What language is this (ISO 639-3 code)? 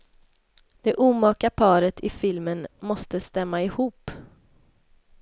swe